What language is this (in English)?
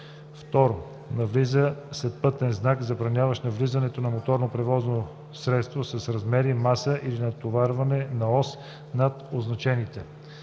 Bulgarian